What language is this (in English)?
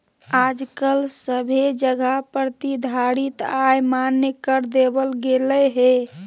Magahi